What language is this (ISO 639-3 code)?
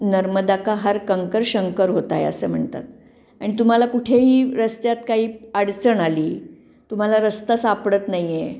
mar